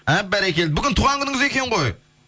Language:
Kazakh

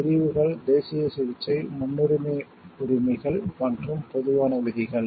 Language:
Tamil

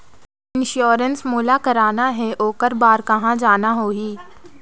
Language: Chhattisgarhi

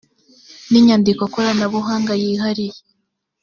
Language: Kinyarwanda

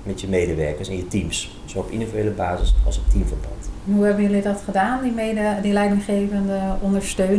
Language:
Dutch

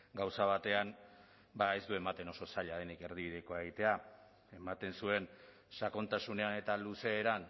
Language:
Basque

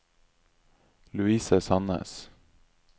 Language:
Norwegian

